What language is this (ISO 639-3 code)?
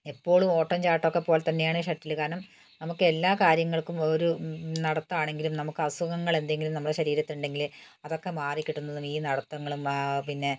mal